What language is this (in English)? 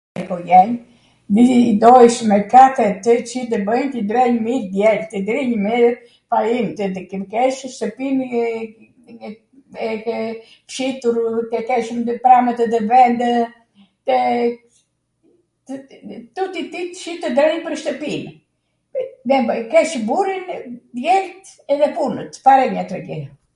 Arvanitika Albanian